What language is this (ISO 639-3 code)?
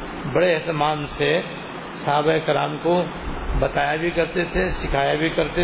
urd